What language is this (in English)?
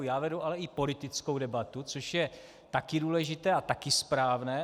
Czech